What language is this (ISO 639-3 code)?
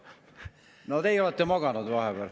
est